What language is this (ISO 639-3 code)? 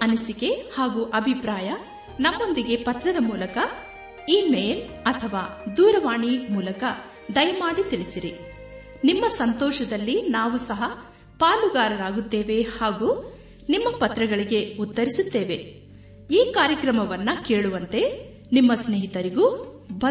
kan